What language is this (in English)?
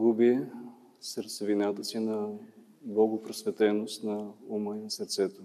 Bulgarian